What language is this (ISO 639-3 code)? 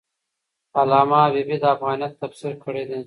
pus